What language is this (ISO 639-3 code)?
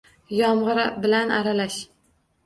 uzb